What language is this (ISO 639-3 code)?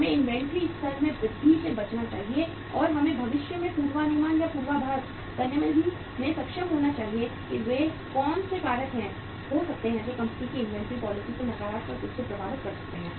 hin